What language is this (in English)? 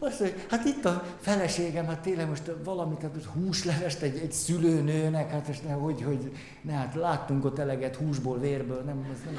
Hungarian